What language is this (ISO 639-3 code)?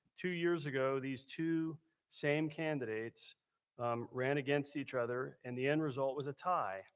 eng